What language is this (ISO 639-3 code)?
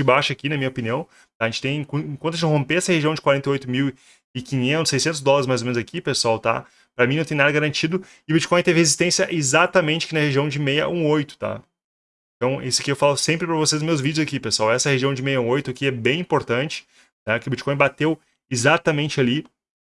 por